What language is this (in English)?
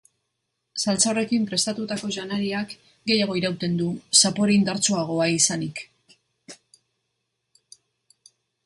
Basque